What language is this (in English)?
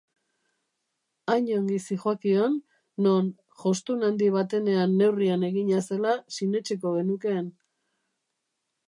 Basque